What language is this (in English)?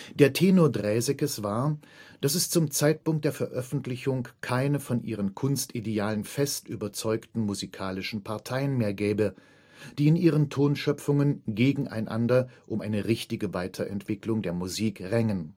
German